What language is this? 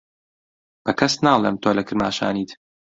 Central Kurdish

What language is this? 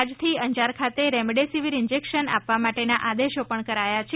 Gujarati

